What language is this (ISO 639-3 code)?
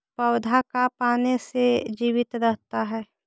mag